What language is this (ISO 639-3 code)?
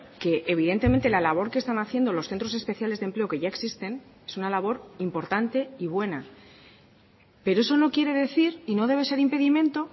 spa